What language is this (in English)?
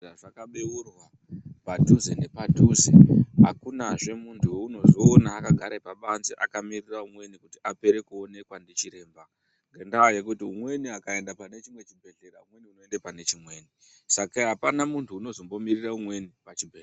Ndau